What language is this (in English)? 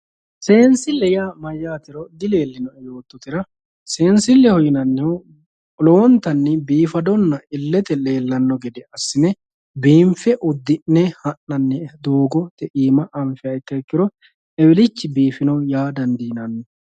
Sidamo